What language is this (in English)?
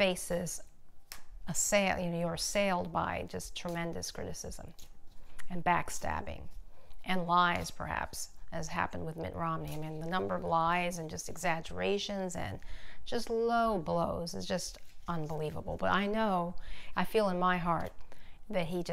English